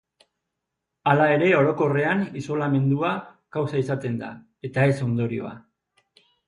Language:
Basque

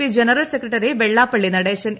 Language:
Malayalam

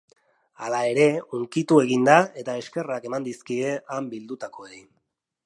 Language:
Basque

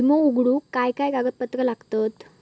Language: Marathi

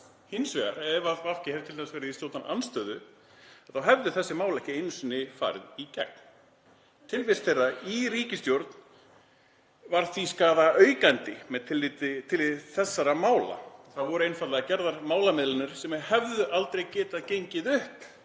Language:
Icelandic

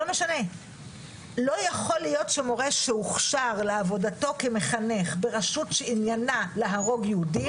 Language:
Hebrew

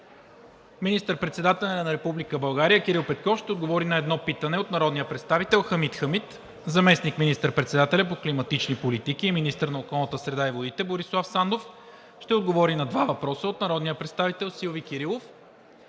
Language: Bulgarian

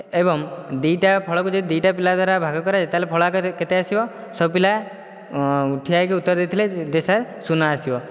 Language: Odia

